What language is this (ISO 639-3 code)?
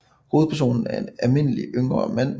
dan